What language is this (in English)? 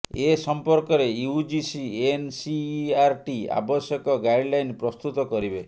Odia